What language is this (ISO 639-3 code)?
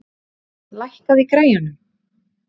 isl